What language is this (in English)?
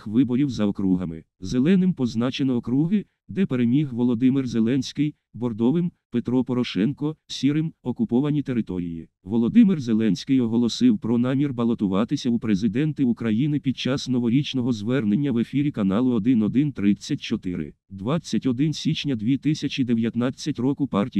Ukrainian